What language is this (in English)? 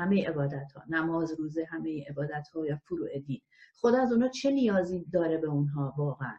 Persian